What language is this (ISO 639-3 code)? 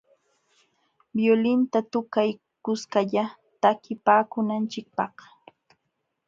qxw